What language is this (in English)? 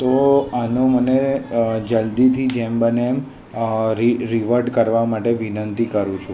Gujarati